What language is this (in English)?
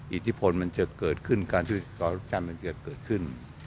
Thai